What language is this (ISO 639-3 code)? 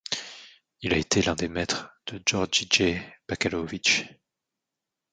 fra